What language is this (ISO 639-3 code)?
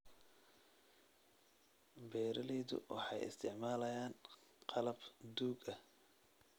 som